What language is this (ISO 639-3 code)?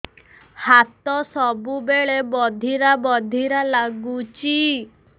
ori